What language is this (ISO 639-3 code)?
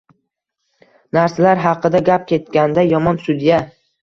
uzb